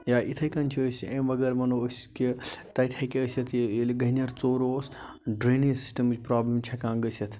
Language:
Kashmiri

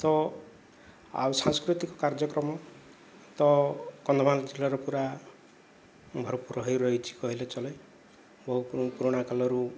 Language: Odia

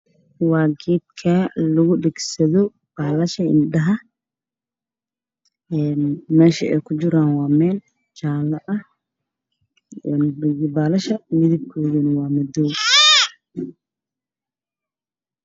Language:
Somali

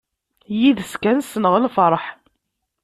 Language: Kabyle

